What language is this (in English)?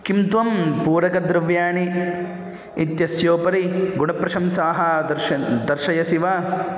Sanskrit